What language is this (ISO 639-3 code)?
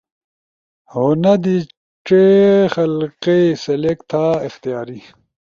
ush